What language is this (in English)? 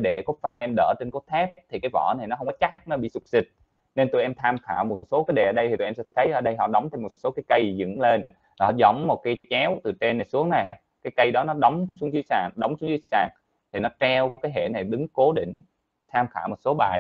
Vietnamese